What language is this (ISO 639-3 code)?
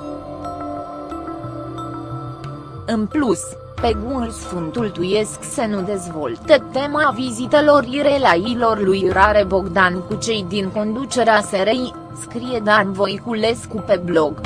ron